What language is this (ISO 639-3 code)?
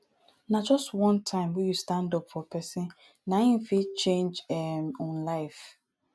pcm